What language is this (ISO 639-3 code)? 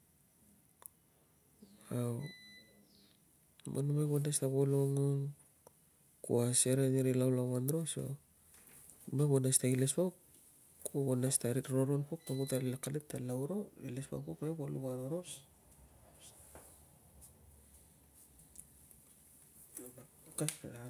lcm